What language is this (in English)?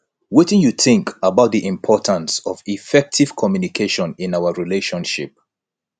Nigerian Pidgin